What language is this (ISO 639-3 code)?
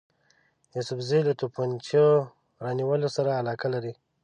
pus